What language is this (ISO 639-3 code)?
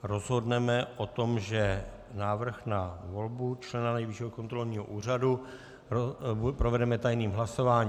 ces